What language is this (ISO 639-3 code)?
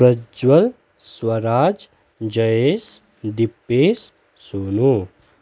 nep